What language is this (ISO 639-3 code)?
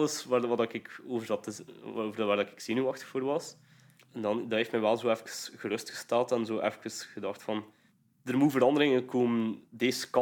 nld